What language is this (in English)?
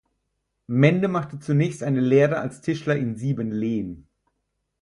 German